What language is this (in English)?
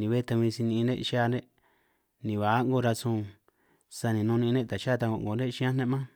San Martín Itunyoso Triqui